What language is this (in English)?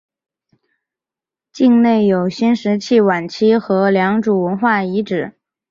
Chinese